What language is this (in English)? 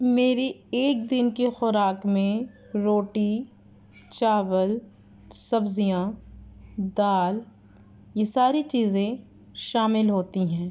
Urdu